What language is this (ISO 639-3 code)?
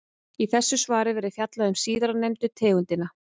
isl